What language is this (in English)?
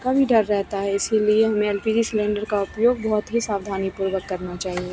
Hindi